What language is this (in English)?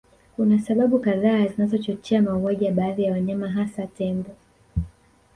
Swahili